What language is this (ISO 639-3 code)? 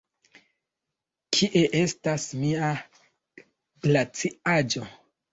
epo